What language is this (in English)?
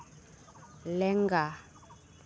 Santali